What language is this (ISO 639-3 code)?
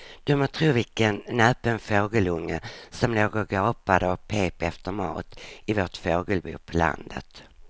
swe